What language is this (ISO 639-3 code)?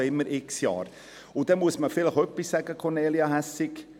gsw